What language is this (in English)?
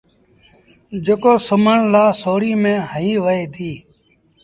Sindhi Bhil